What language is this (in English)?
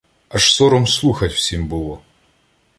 Ukrainian